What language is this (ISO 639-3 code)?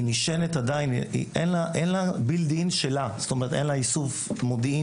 heb